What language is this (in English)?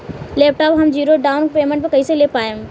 Bhojpuri